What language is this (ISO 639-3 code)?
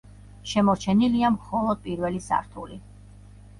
kat